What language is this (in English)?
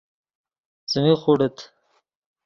Yidgha